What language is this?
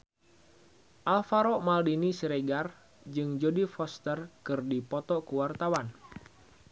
Sundanese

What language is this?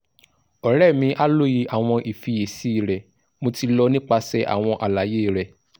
Yoruba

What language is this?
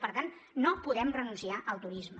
Catalan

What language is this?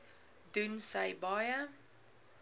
Afrikaans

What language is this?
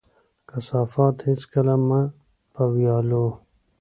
Pashto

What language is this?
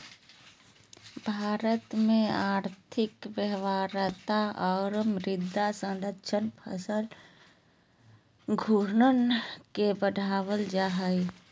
Magahi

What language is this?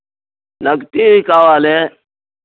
Telugu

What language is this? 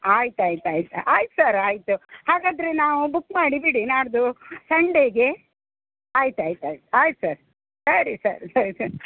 Kannada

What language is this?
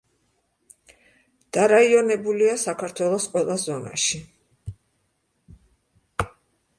Georgian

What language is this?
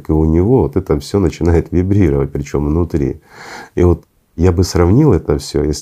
Russian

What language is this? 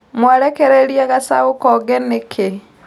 Kikuyu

